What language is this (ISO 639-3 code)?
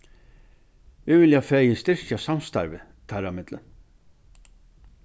fao